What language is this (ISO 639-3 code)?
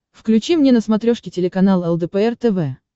rus